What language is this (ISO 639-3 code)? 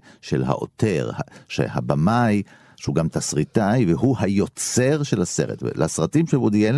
heb